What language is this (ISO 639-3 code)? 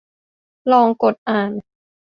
tha